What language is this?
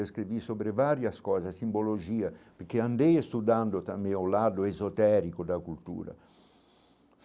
Portuguese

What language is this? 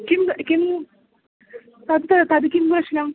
Sanskrit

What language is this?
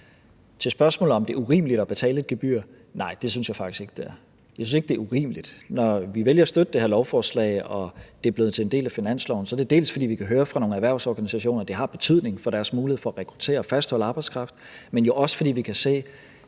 Danish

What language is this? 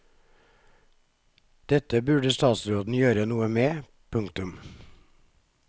Norwegian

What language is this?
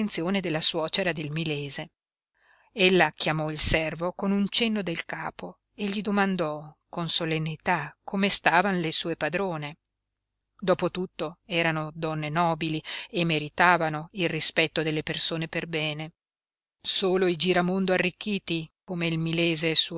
Italian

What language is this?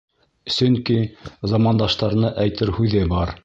Bashkir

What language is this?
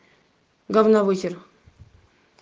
Russian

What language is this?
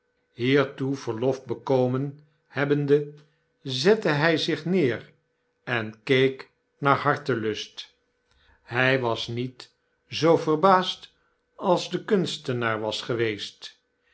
Dutch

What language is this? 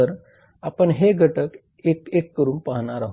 Marathi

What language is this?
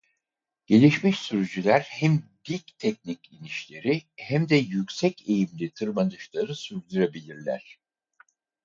Turkish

